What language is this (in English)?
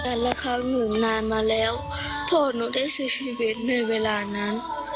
Thai